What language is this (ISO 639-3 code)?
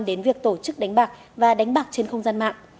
vie